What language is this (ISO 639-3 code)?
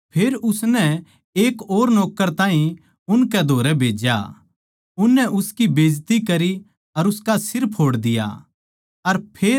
bgc